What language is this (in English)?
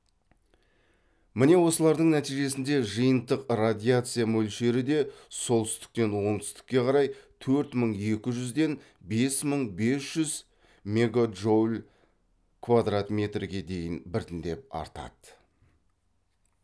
Kazakh